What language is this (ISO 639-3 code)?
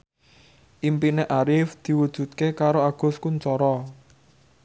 jav